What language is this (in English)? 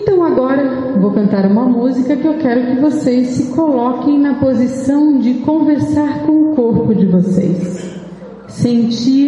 Portuguese